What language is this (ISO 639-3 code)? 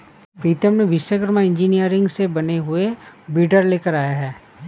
hin